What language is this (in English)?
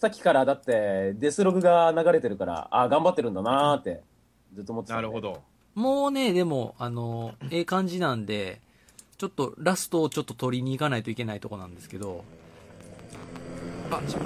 Japanese